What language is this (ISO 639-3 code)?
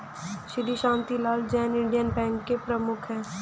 hin